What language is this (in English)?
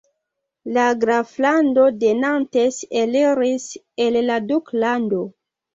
Esperanto